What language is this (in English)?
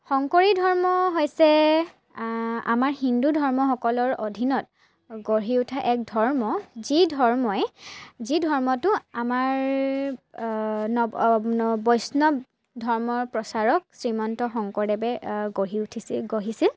Assamese